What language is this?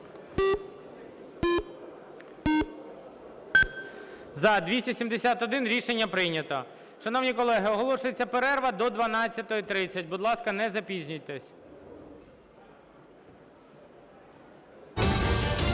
Ukrainian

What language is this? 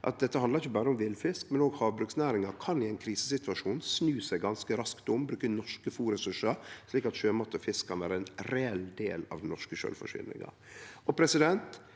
Norwegian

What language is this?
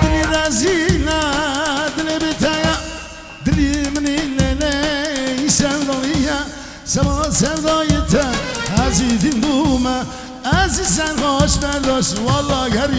Turkish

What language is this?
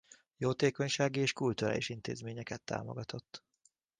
Hungarian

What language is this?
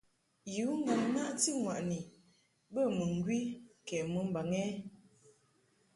Mungaka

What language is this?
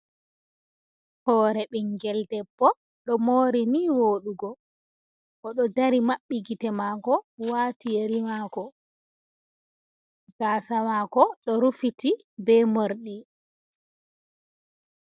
Fula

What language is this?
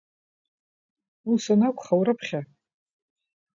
Abkhazian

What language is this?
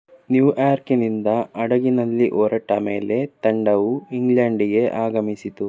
Kannada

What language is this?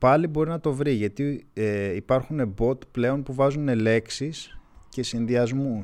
Greek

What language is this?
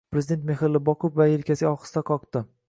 Uzbek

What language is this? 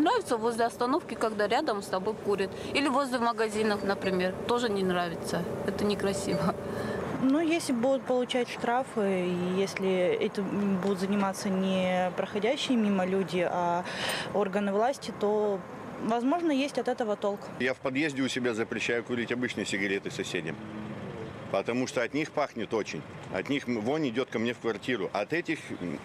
Russian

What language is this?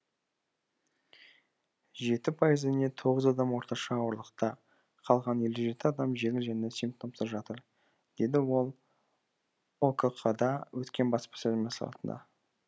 Kazakh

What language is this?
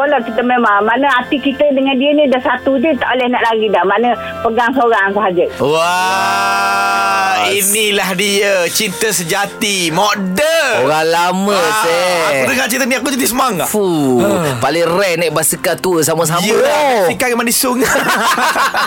Malay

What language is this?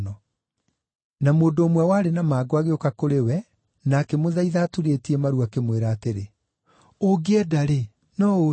Kikuyu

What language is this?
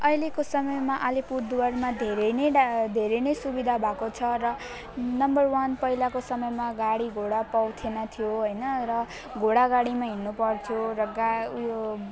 Nepali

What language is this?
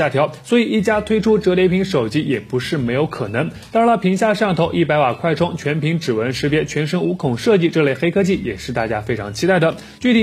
Chinese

